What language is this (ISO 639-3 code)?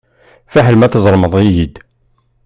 kab